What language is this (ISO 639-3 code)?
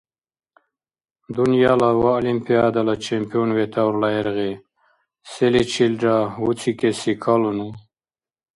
dar